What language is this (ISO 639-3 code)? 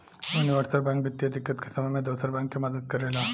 bho